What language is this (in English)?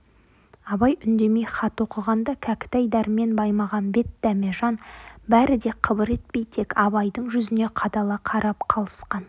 Kazakh